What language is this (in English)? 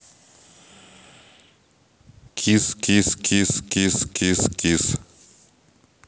Russian